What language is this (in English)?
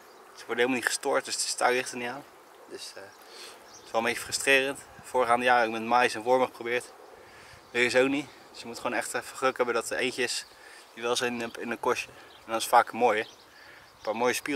Dutch